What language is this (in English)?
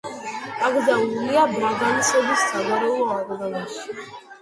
Georgian